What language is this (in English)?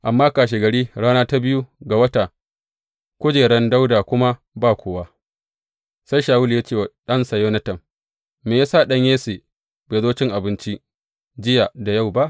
Hausa